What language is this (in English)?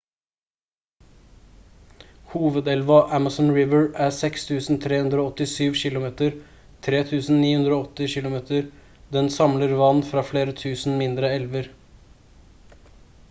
Norwegian Bokmål